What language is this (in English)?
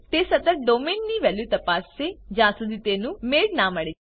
Gujarati